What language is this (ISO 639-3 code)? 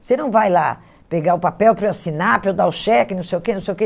por